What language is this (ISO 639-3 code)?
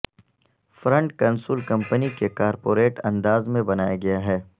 urd